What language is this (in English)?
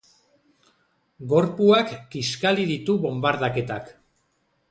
Basque